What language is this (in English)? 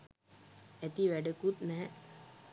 Sinhala